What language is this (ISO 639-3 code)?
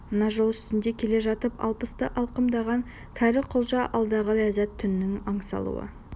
kaz